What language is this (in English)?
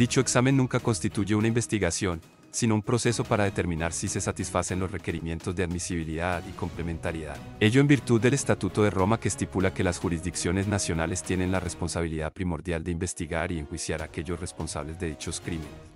Spanish